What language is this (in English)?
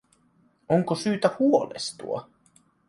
Finnish